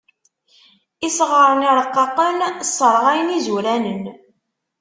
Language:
Kabyle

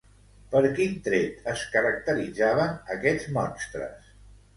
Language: Catalan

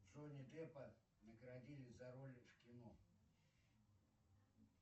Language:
Russian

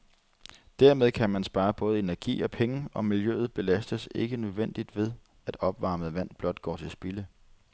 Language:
Danish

